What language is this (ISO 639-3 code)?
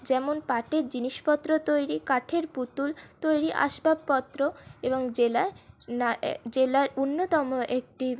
ben